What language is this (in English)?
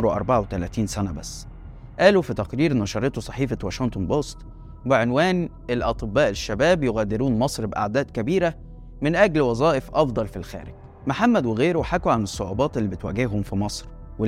Arabic